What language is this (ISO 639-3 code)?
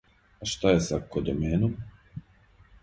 srp